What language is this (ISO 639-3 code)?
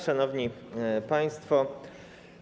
pol